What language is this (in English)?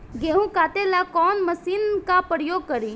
Bhojpuri